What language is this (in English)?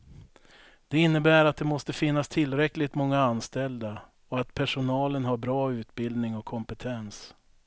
Swedish